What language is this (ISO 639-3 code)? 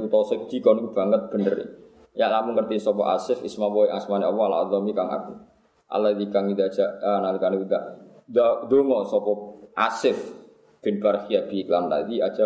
ind